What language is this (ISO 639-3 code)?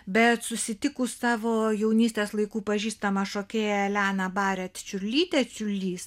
lit